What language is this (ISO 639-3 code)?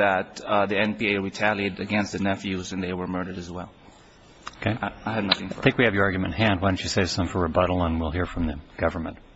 eng